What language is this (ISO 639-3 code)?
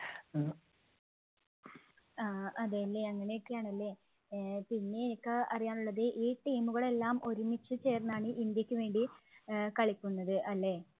mal